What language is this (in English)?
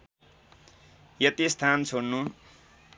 Nepali